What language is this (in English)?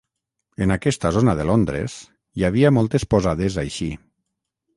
Catalan